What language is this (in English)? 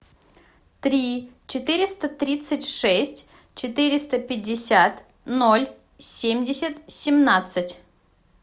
Russian